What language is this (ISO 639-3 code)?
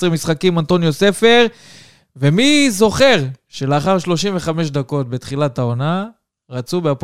heb